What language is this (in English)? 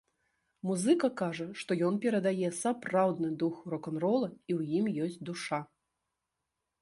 Belarusian